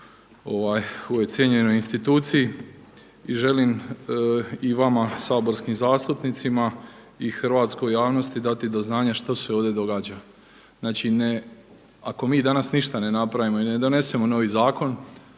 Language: Croatian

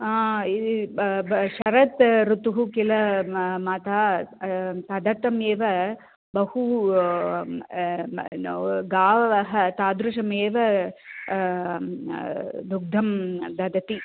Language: Sanskrit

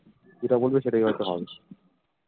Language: Bangla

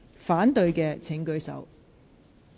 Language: Cantonese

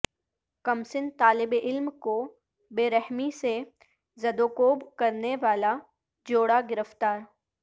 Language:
Urdu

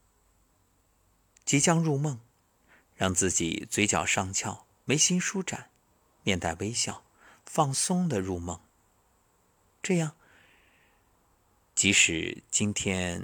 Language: Chinese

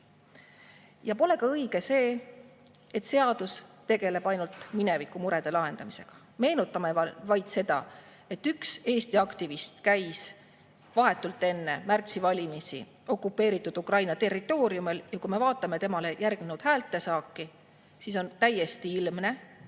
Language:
Estonian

